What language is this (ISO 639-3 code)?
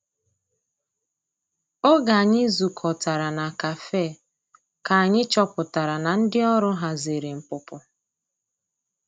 ibo